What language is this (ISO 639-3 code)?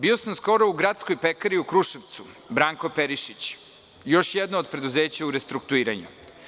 srp